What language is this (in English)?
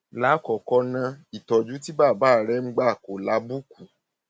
Yoruba